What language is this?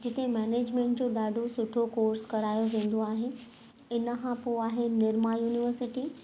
Sindhi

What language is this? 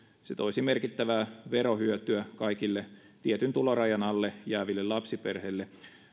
Finnish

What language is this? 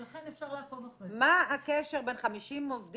Hebrew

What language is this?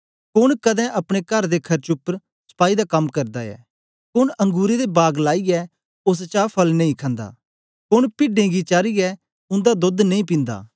Dogri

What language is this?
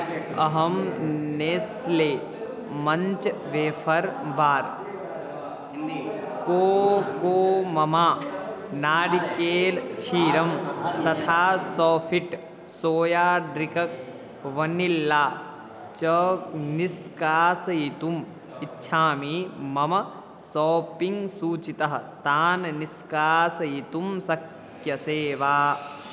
Sanskrit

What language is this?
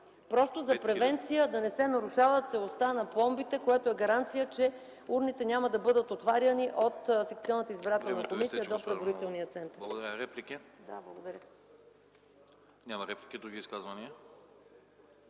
Bulgarian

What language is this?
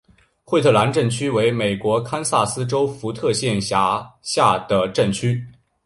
Chinese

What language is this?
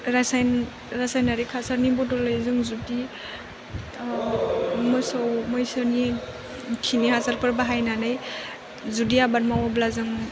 Bodo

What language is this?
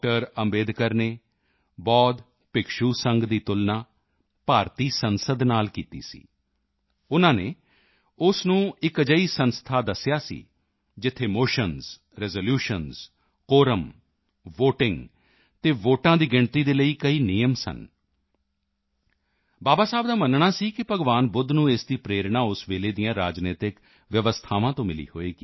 Punjabi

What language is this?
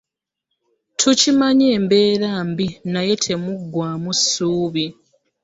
Ganda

